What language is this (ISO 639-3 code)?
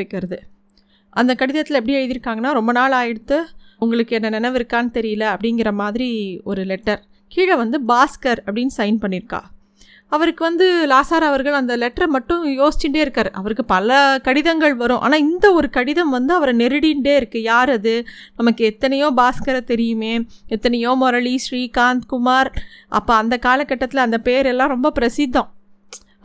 tam